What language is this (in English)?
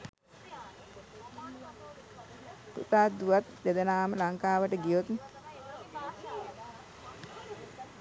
Sinhala